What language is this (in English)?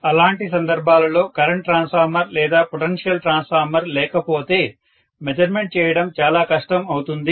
Telugu